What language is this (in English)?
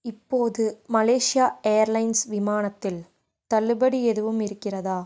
Tamil